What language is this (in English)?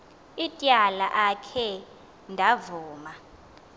Xhosa